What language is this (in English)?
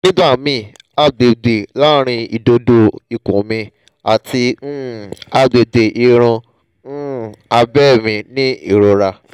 Yoruba